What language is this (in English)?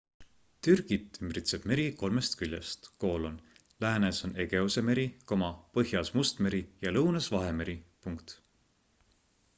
Estonian